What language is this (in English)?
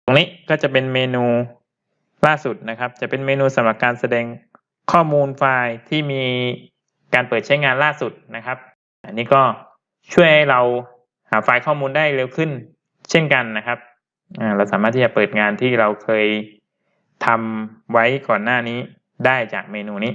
Thai